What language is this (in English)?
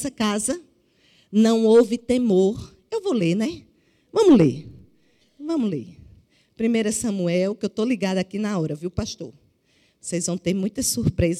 Portuguese